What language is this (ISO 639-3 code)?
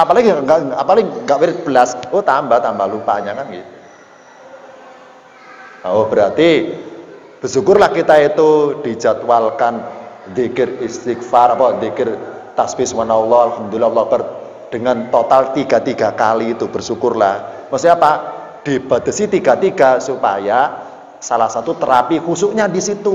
ind